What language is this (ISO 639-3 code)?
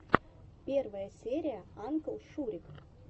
rus